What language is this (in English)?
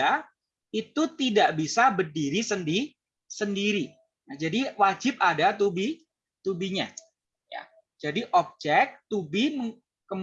Indonesian